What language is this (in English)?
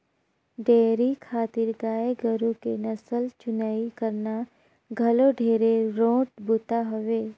Chhattisgarhi